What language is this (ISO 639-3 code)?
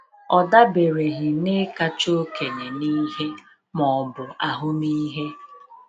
ibo